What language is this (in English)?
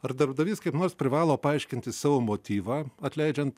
Lithuanian